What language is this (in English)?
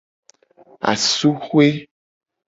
Gen